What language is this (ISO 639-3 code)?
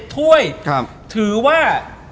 tha